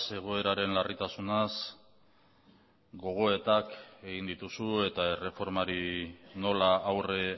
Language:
Basque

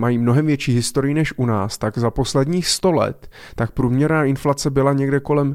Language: Czech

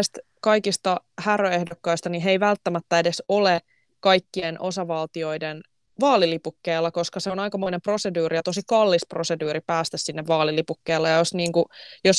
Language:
Finnish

